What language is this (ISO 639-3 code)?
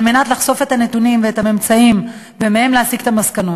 heb